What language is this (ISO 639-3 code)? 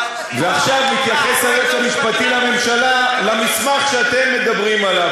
heb